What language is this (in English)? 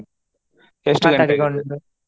Kannada